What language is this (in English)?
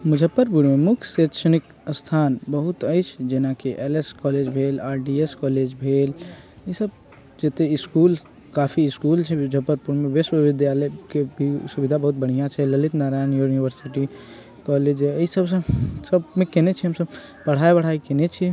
Maithili